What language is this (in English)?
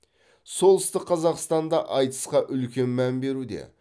Kazakh